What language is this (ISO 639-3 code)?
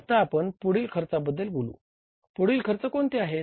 mar